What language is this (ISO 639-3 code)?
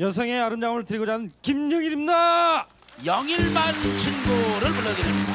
kor